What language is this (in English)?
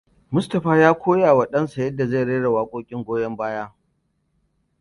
Hausa